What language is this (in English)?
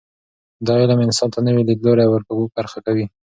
Pashto